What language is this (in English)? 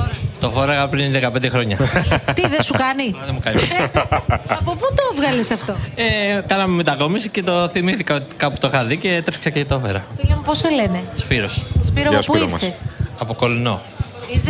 Greek